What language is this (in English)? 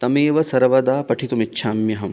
Sanskrit